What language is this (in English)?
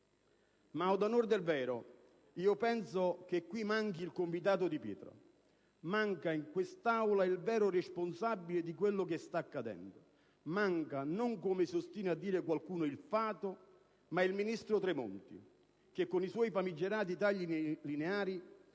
Italian